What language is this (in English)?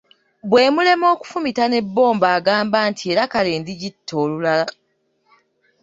Ganda